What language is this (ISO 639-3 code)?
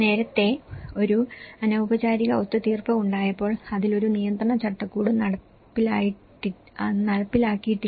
mal